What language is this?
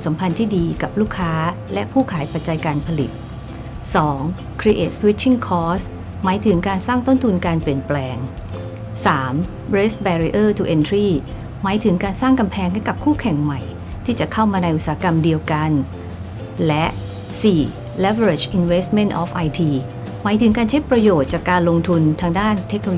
Thai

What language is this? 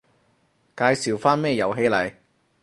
Cantonese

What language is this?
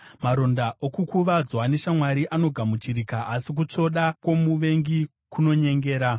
Shona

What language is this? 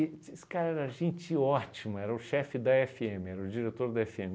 Portuguese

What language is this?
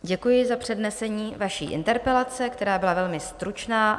Czech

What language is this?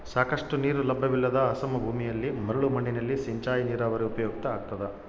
Kannada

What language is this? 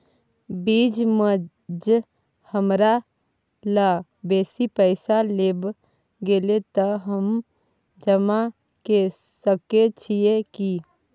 Maithili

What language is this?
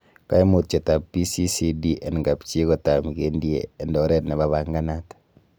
Kalenjin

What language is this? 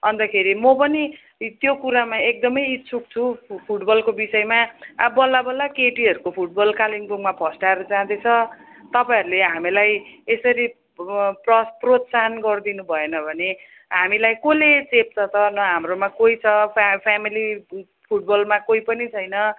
Nepali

